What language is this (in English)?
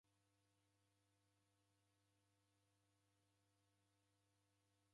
Taita